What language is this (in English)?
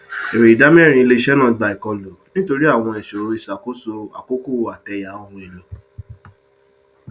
Yoruba